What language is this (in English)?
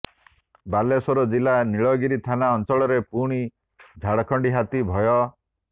Odia